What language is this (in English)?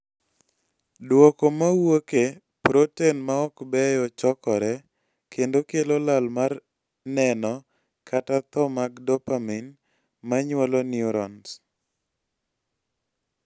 Luo (Kenya and Tanzania)